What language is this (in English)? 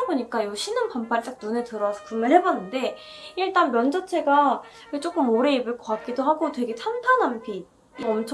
Korean